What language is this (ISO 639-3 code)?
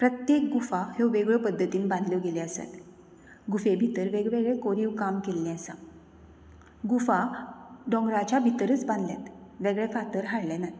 kok